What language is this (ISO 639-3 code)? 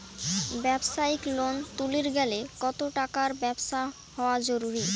ben